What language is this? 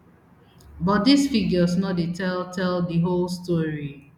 Nigerian Pidgin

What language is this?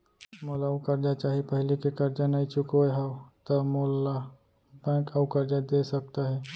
Chhattisgarhi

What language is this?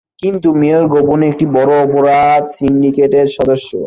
Bangla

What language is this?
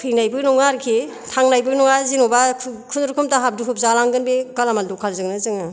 Bodo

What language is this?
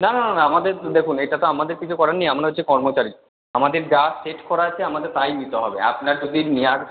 Bangla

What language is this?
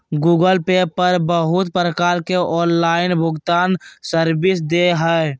Magahi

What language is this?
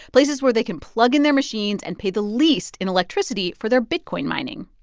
English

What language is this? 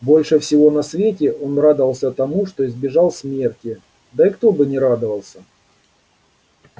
Russian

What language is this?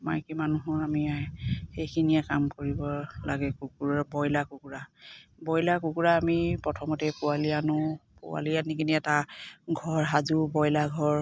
Assamese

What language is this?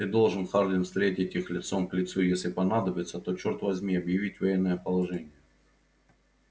Russian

